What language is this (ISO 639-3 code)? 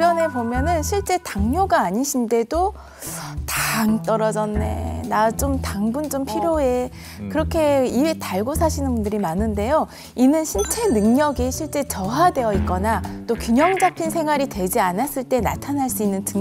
kor